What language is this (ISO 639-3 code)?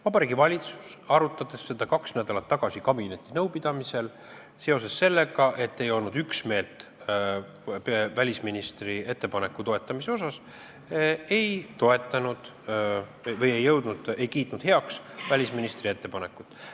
est